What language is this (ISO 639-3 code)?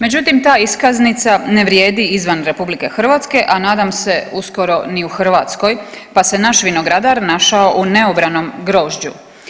hrv